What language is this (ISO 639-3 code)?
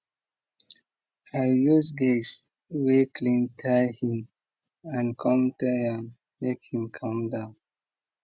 pcm